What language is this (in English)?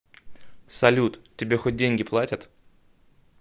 Russian